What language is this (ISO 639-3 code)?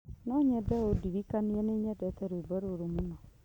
kik